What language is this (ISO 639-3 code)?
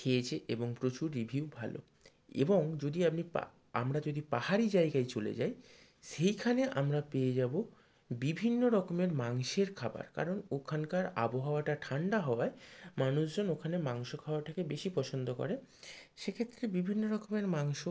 ben